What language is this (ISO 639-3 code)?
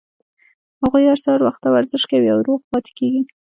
pus